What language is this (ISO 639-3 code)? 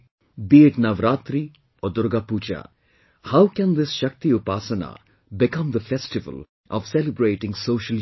eng